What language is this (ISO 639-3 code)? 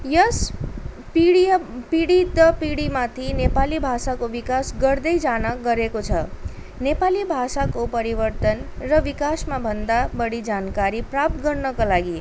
nep